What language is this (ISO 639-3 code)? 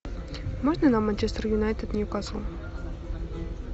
rus